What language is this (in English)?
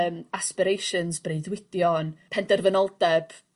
Welsh